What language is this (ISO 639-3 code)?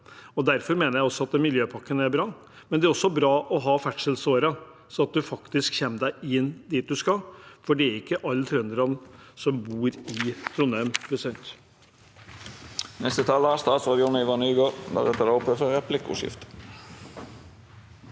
nor